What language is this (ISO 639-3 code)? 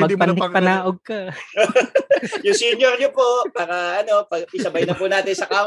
fil